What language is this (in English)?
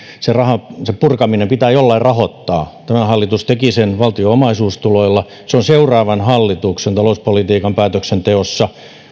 Finnish